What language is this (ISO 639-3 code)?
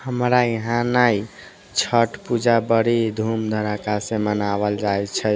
mai